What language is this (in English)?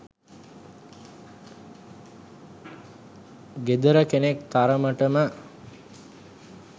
Sinhala